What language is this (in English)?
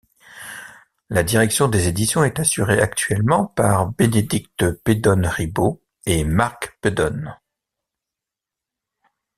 French